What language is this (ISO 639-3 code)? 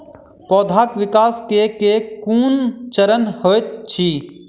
mai